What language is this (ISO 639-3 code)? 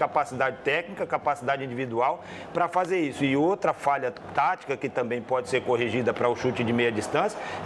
por